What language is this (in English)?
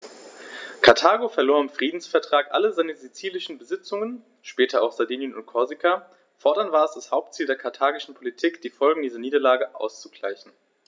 German